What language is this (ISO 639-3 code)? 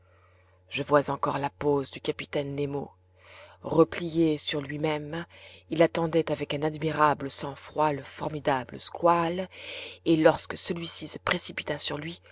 fra